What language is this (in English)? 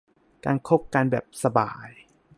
Thai